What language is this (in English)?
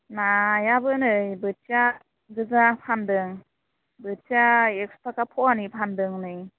Bodo